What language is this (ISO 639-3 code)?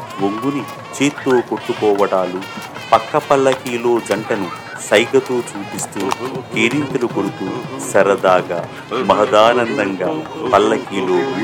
tel